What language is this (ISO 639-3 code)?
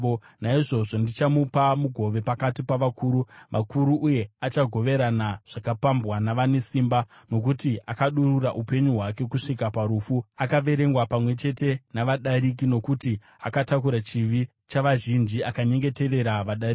sna